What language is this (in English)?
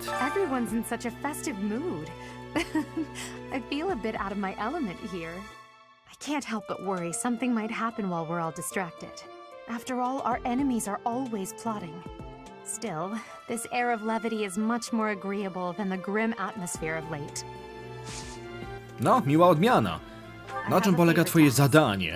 Polish